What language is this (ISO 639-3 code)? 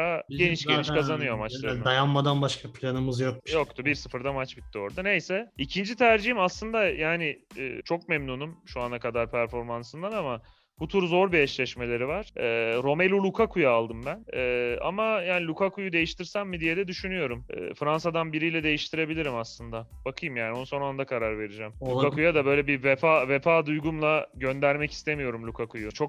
tur